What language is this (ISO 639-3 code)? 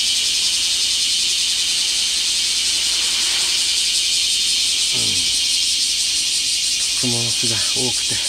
jpn